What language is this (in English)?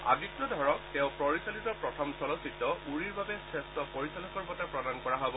Assamese